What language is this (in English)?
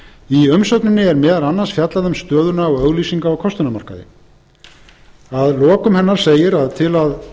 Icelandic